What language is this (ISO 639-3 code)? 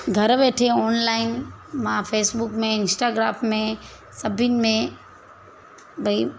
snd